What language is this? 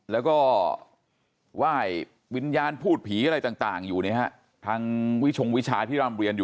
Thai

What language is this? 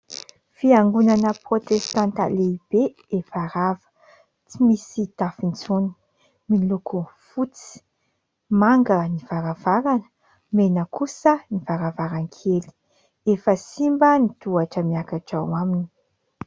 Malagasy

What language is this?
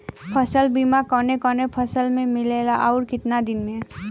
Bhojpuri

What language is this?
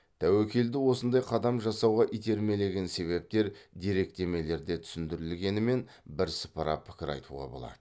Kazakh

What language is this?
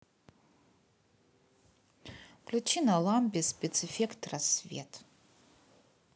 Russian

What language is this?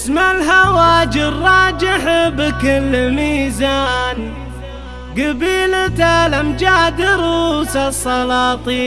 Arabic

